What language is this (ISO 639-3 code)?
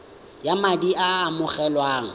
tsn